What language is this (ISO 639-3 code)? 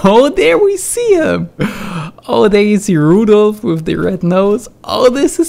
eng